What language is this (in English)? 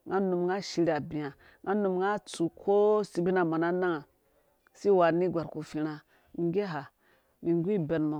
Dũya